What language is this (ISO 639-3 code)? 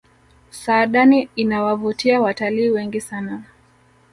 swa